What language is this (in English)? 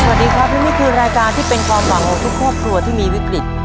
Thai